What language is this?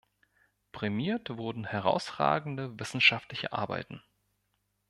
German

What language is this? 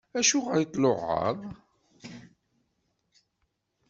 Kabyle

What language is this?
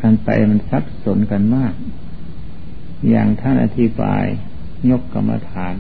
Thai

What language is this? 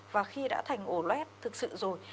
Vietnamese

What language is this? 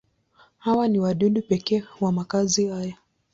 Swahili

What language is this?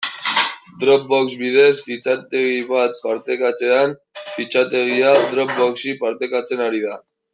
Basque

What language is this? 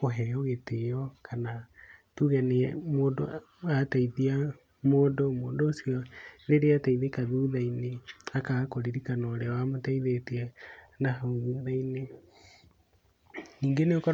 Kikuyu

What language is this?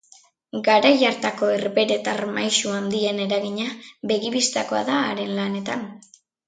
Basque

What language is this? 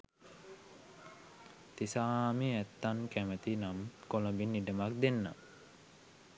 Sinhala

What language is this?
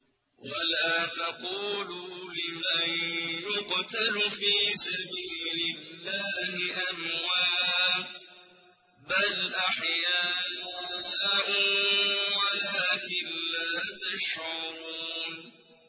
Arabic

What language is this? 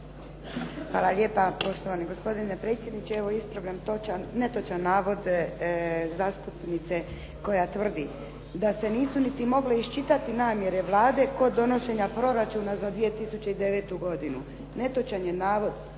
Croatian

